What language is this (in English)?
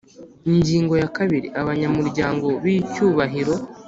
Kinyarwanda